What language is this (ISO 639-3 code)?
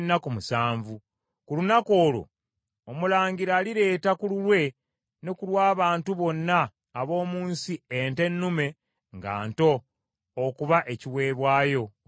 lug